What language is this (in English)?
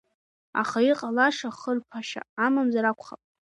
Abkhazian